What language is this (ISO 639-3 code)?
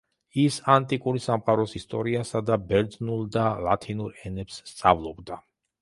kat